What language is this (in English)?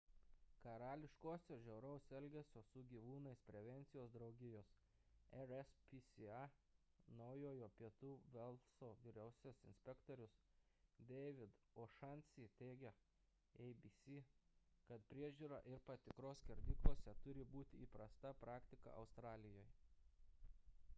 Lithuanian